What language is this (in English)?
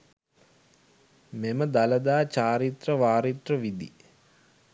Sinhala